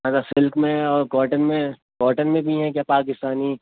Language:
Urdu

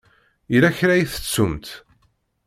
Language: Kabyle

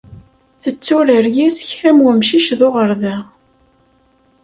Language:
Kabyle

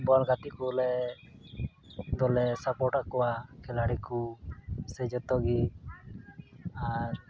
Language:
Santali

